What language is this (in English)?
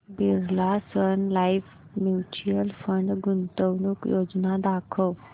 Marathi